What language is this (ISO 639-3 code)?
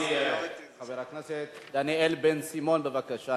heb